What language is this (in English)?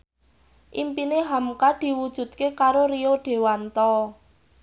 Javanese